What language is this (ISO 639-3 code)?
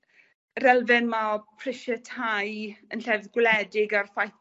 cym